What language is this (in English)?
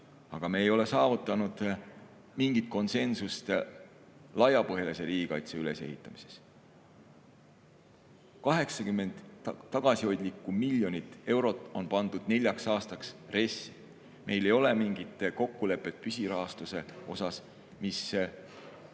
Estonian